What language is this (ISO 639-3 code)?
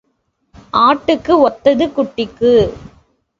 tam